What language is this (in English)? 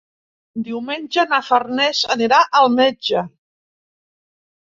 Catalan